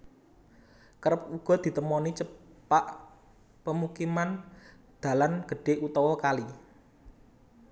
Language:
Javanese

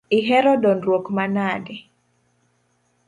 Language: Luo (Kenya and Tanzania)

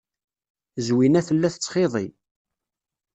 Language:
Kabyle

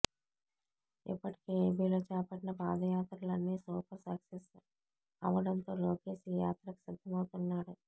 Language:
Telugu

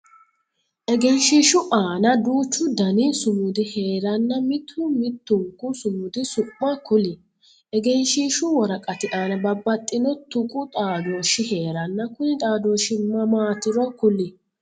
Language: Sidamo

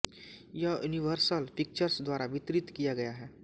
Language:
Hindi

